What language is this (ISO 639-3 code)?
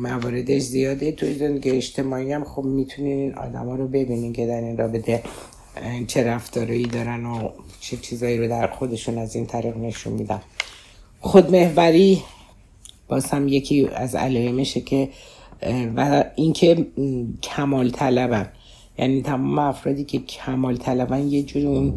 fas